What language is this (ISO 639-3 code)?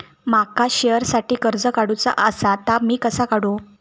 mar